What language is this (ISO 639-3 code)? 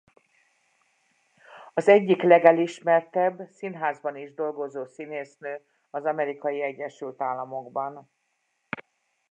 hun